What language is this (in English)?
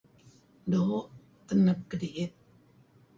Kelabit